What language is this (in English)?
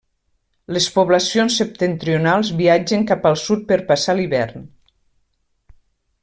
Catalan